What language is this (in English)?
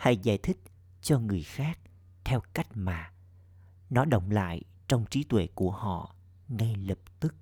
Vietnamese